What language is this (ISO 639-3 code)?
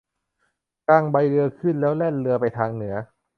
tha